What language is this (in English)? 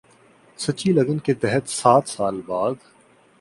Urdu